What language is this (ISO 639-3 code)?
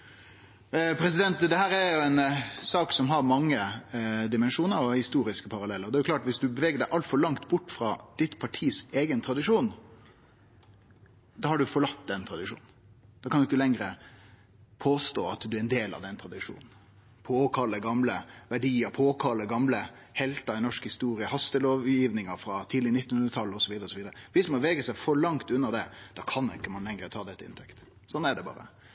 nno